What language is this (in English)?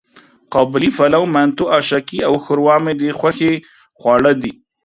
Pashto